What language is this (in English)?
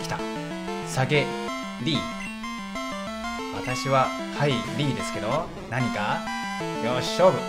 Japanese